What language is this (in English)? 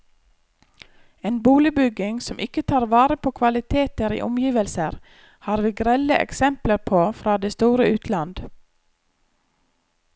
Norwegian